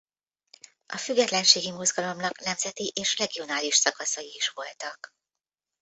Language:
Hungarian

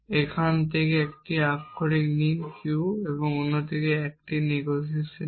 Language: Bangla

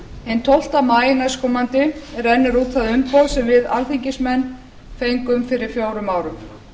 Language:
Icelandic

